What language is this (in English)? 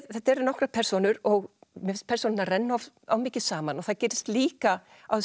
Icelandic